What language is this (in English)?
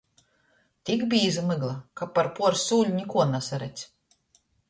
Latgalian